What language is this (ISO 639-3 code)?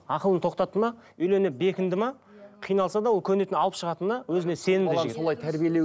kaz